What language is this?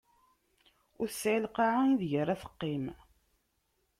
Kabyle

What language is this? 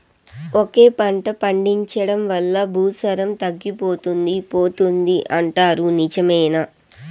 Telugu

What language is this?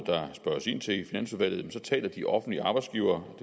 Danish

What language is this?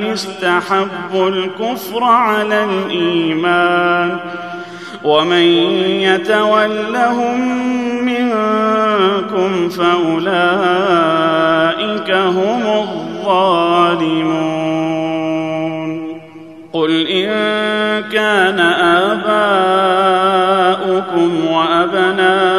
Arabic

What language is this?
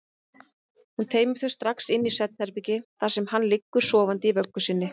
Icelandic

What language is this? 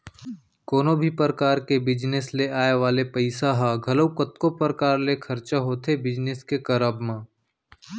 Chhattisgarhi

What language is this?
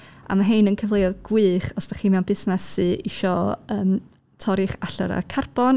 Welsh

